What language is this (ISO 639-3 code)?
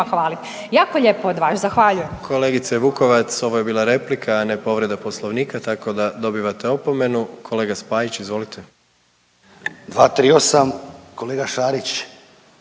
hrv